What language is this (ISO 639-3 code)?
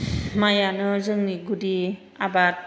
brx